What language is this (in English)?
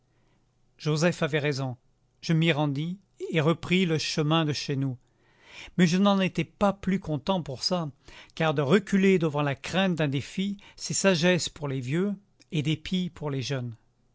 French